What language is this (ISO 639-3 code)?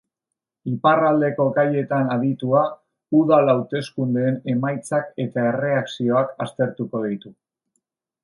eus